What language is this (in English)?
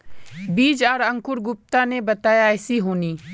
Magahi